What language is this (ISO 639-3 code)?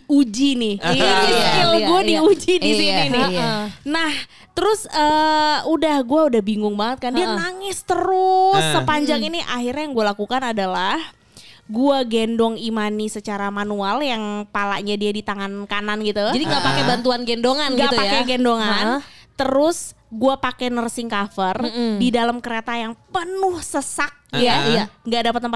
ind